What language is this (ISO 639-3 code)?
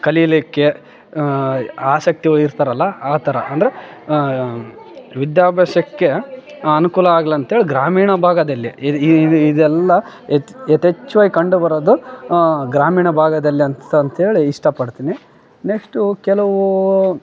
kan